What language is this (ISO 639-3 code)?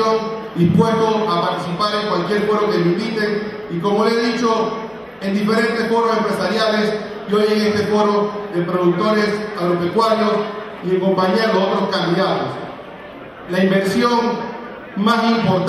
spa